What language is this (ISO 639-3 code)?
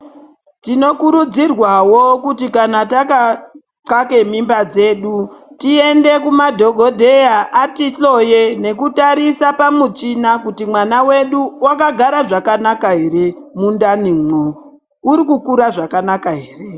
ndc